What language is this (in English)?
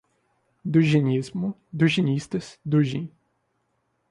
Portuguese